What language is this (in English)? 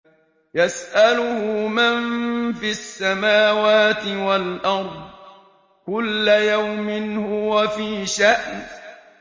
Arabic